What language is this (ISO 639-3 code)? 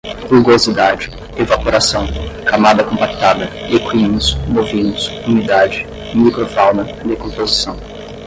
por